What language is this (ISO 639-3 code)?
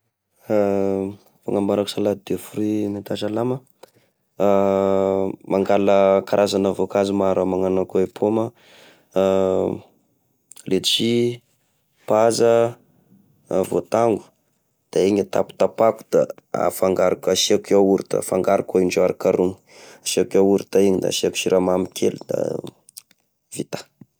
tkg